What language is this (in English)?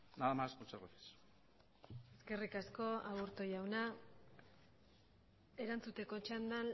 Basque